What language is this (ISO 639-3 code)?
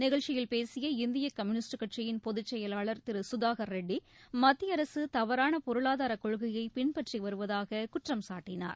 tam